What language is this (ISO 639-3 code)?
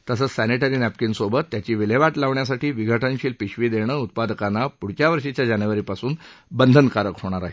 mar